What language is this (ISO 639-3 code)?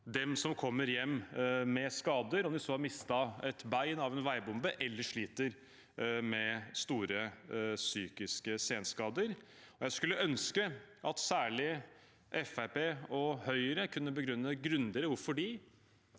nor